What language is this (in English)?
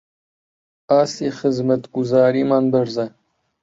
Central Kurdish